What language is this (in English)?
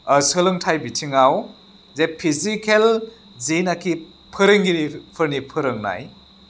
Bodo